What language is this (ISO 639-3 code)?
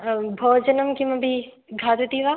san